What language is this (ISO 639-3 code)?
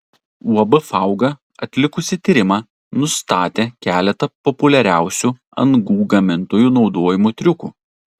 lit